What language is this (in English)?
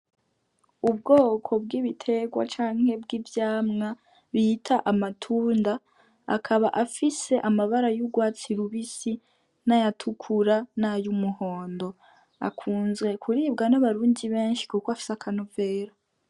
Rundi